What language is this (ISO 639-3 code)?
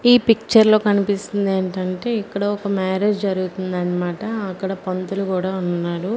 tel